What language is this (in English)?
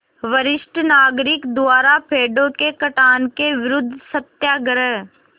Hindi